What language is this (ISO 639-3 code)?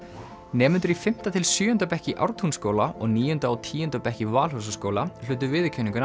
isl